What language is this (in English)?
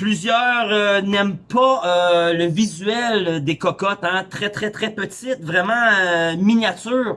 French